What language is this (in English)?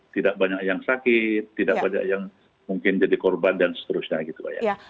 Indonesian